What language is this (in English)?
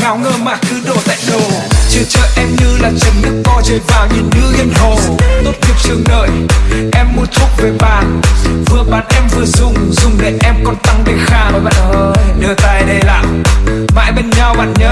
Vietnamese